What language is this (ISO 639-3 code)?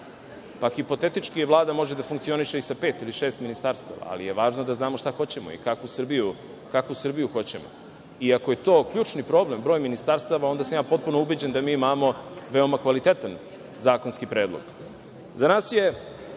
srp